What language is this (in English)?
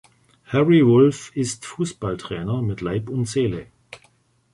German